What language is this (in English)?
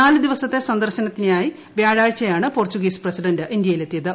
Malayalam